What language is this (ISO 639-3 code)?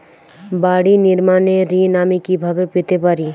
ben